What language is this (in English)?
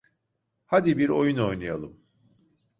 Turkish